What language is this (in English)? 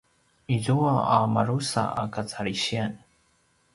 Paiwan